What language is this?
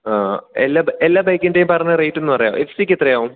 Malayalam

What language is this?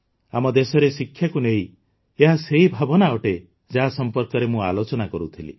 Odia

